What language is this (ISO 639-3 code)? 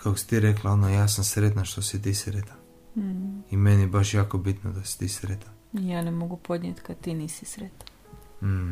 hrv